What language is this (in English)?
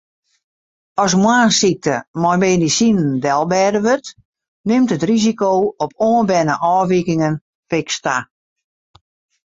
Western Frisian